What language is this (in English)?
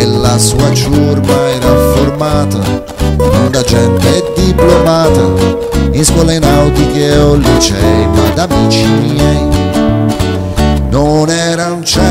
Italian